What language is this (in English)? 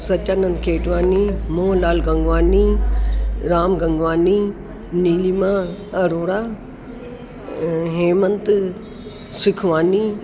Sindhi